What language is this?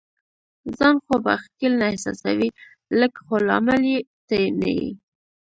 Pashto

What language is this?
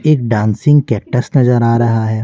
Hindi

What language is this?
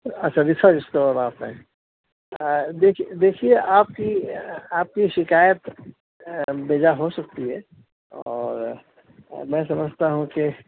Urdu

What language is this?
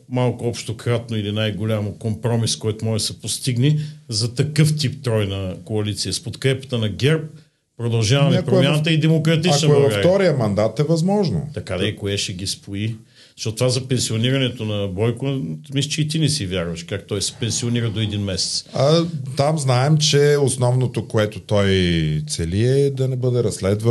Bulgarian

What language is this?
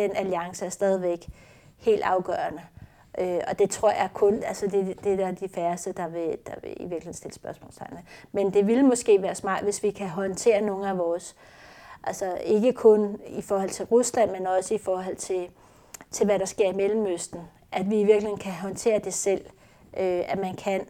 Danish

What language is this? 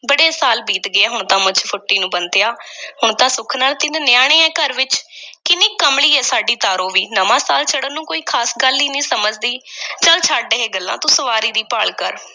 Punjabi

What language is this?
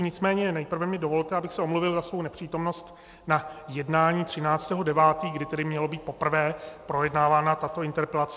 Czech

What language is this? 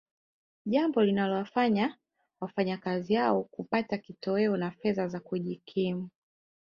Swahili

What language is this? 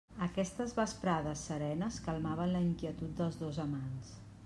Catalan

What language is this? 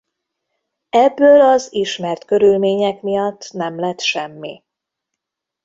Hungarian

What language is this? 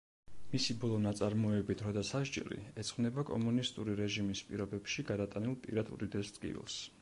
Georgian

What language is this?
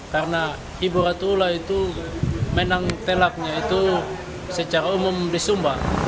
Indonesian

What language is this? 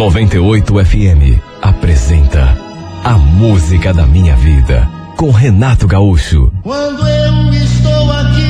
Portuguese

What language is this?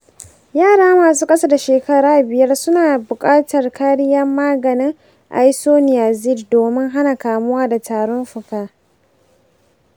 Hausa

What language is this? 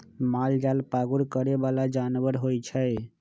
Magahi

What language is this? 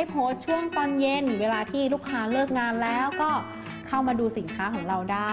Thai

